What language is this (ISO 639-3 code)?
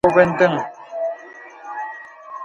beb